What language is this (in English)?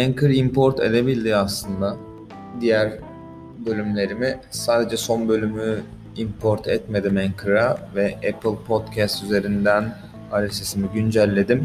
Turkish